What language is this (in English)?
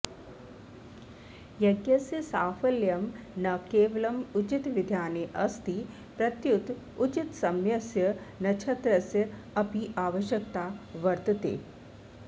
Sanskrit